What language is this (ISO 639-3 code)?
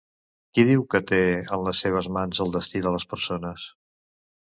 cat